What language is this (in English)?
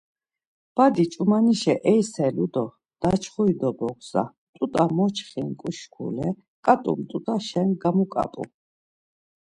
Laz